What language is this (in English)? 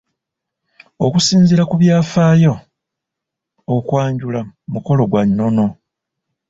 Ganda